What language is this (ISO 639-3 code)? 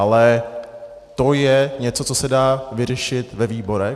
ces